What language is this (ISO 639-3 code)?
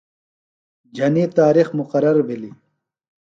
phl